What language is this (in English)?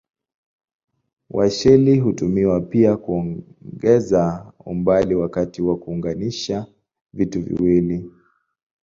Swahili